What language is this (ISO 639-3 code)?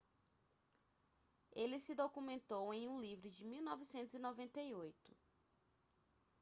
por